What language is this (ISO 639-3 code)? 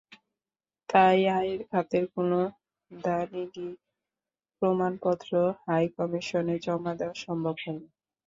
ben